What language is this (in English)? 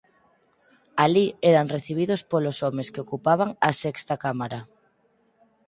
Galician